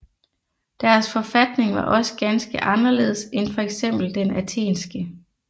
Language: Danish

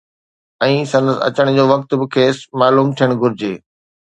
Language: Sindhi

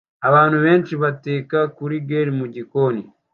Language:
Kinyarwanda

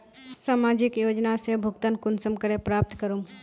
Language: Magahi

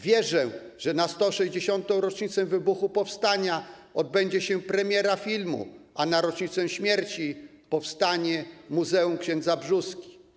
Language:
Polish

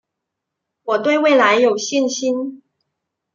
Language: Chinese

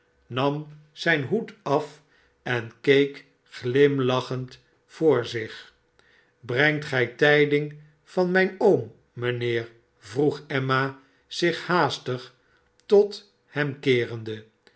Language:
Dutch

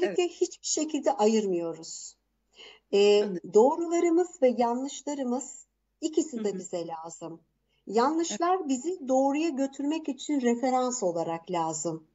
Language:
Turkish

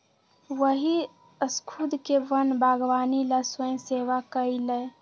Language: Magahi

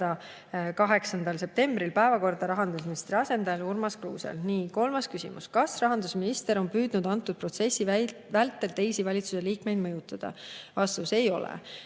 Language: Estonian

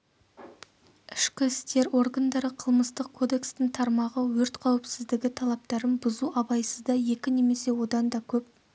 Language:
Kazakh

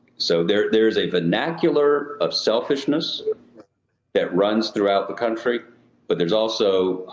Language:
English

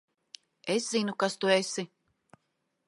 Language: Latvian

